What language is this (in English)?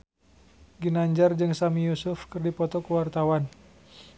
Sundanese